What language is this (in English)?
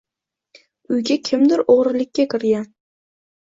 Uzbek